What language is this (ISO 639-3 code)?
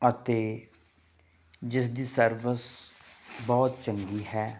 pan